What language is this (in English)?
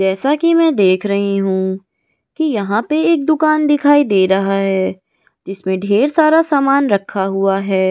Hindi